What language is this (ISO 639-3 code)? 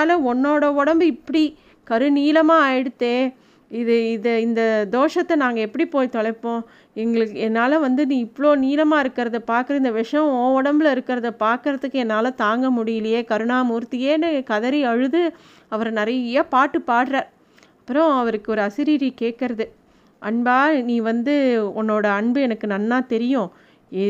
tam